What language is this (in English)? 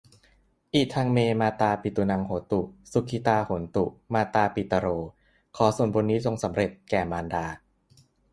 Thai